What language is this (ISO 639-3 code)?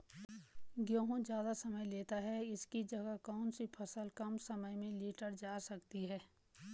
hin